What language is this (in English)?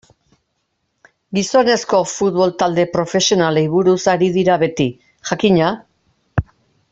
Basque